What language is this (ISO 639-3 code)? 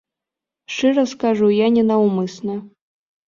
bel